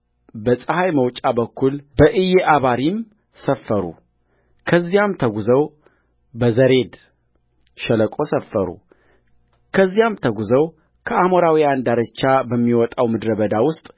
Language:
Amharic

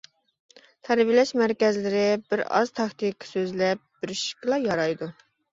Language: Uyghur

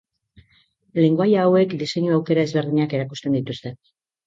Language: Basque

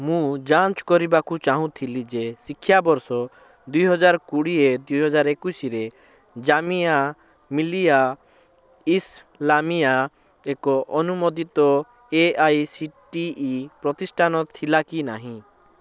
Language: Odia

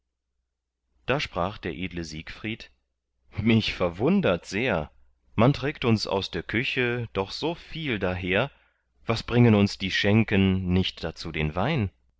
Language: German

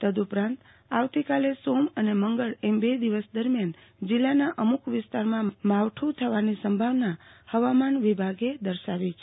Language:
Gujarati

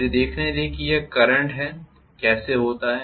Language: Hindi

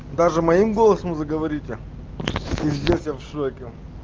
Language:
Russian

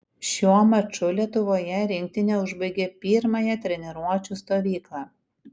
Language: Lithuanian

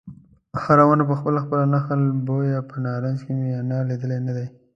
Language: Pashto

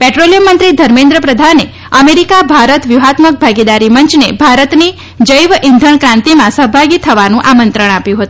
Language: Gujarati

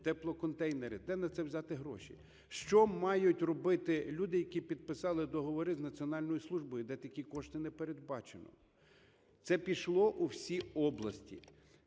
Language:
Ukrainian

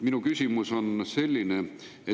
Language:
Estonian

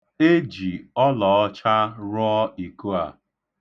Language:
Igbo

